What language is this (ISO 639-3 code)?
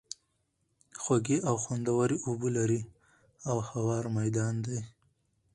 pus